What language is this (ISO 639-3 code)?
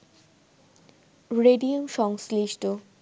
ben